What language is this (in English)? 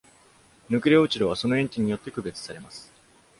Japanese